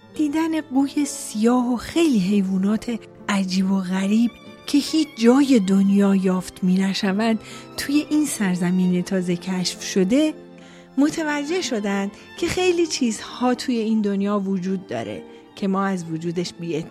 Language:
Persian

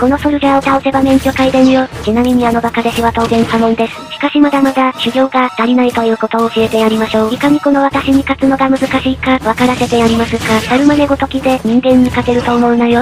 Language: Japanese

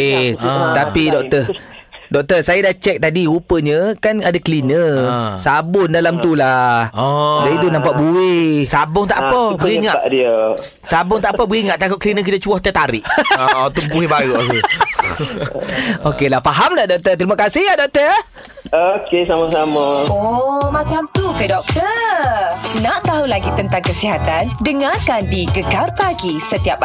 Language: Malay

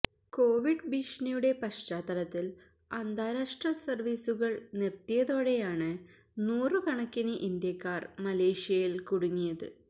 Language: Malayalam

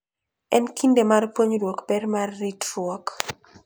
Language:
Luo (Kenya and Tanzania)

